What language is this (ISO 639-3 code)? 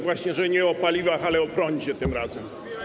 pol